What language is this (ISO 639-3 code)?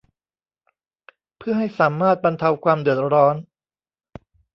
tha